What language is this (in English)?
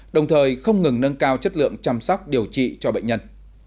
Vietnamese